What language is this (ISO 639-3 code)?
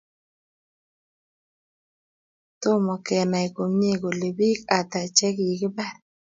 kln